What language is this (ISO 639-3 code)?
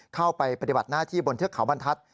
tha